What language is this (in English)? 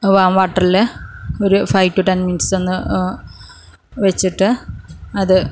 Malayalam